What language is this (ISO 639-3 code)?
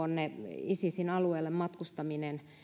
fin